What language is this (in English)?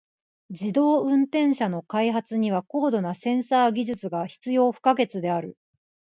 Japanese